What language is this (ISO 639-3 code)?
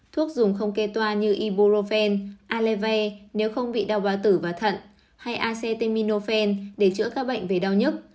vie